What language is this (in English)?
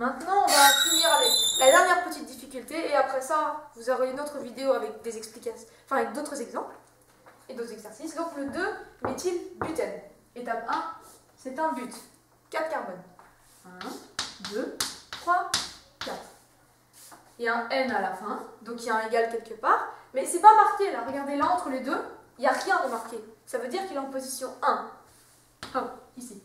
French